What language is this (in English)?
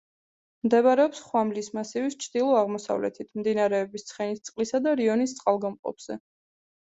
Georgian